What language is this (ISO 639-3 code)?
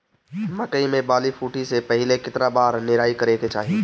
bho